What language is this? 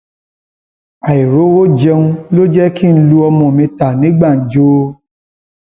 Yoruba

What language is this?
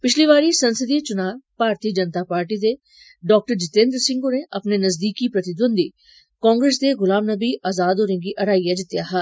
Dogri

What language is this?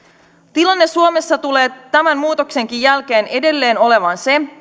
Finnish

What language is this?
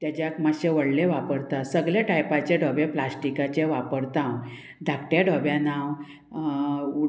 Konkani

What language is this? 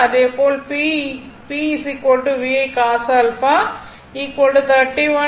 Tamil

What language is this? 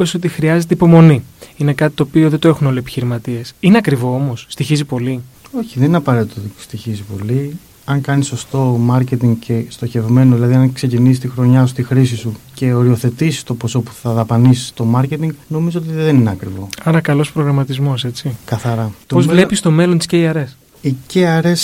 Greek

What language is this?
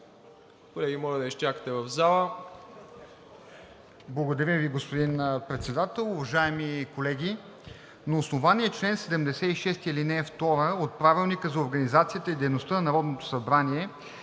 Bulgarian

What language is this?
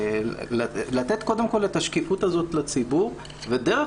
Hebrew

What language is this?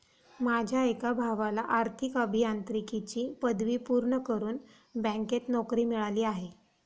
Marathi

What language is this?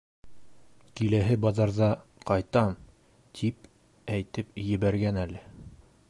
Bashkir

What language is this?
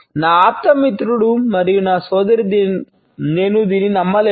Telugu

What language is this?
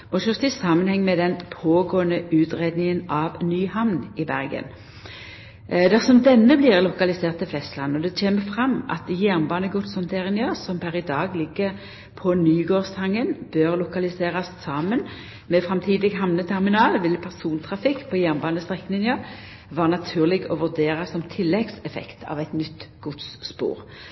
Norwegian Nynorsk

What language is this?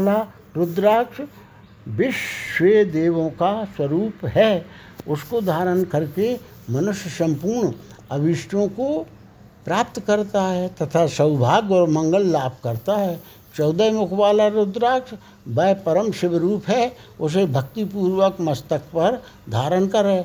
Hindi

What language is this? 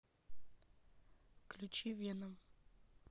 Russian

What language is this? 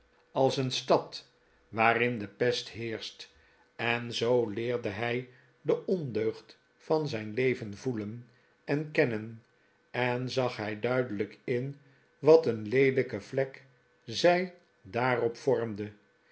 Dutch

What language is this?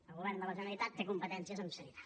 Catalan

